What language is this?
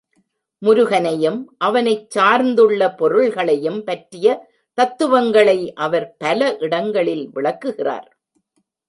Tamil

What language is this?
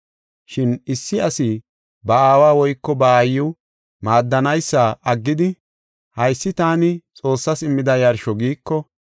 Gofa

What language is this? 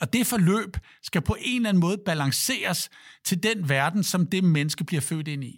Danish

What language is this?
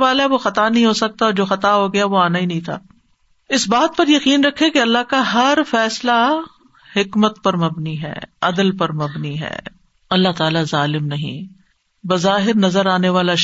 Urdu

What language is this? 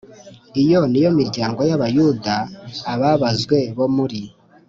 Kinyarwanda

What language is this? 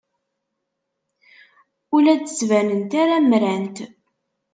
Kabyle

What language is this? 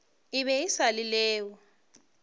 Northern Sotho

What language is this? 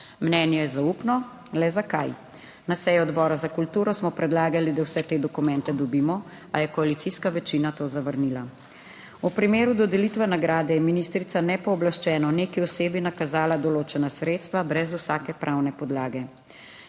Slovenian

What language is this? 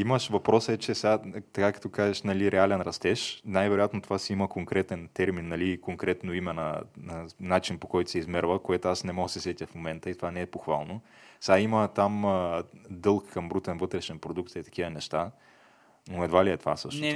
Bulgarian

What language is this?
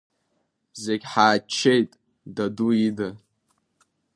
Abkhazian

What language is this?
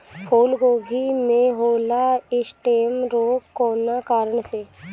Bhojpuri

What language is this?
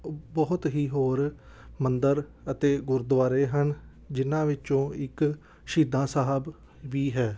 Punjabi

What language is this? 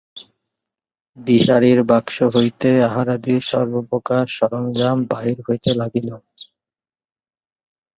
Bangla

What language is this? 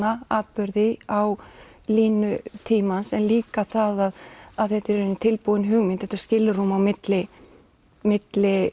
Icelandic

